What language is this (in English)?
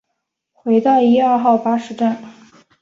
Chinese